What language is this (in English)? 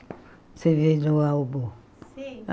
Portuguese